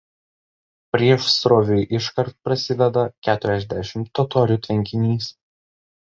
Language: Lithuanian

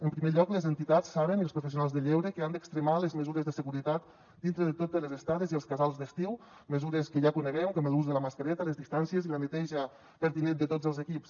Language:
Catalan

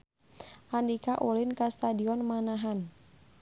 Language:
Sundanese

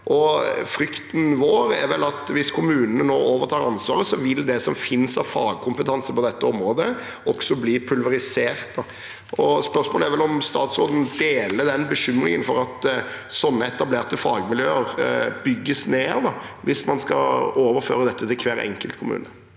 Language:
Norwegian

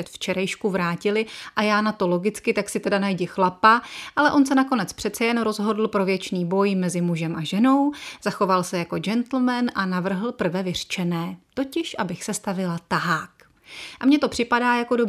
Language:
Czech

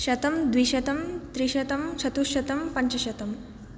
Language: Sanskrit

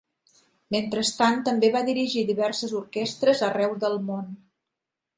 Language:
Catalan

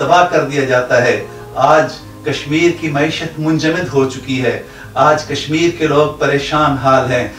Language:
Hindi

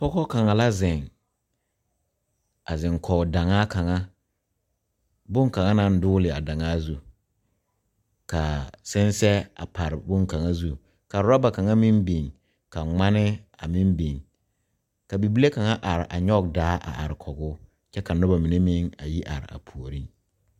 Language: Southern Dagaare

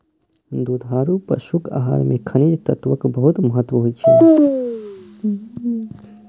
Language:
Maithili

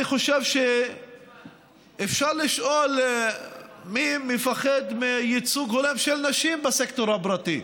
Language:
Hebrew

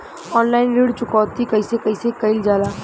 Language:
Bhojpuri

